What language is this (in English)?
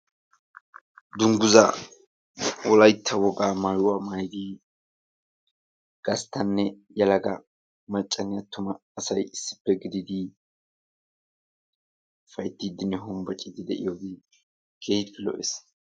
Wolaytta